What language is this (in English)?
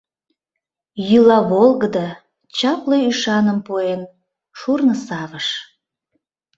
Mari